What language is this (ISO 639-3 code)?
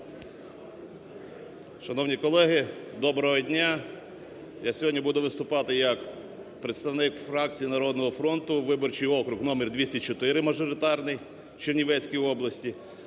ukr